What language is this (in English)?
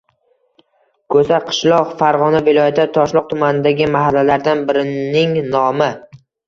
Uzbek